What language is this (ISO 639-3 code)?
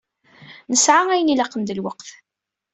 kab